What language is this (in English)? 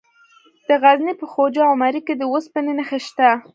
Pashto